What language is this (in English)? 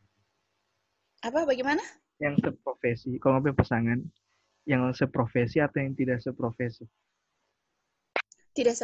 Indonesian